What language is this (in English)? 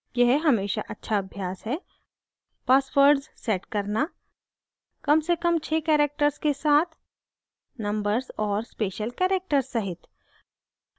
Hindi